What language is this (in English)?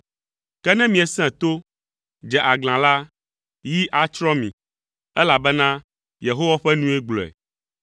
Ewe